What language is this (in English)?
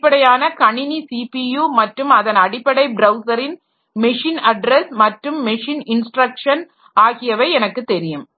Tamil